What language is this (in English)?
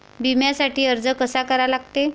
Marathi